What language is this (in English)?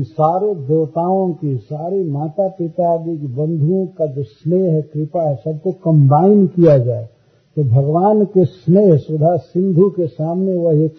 Hindi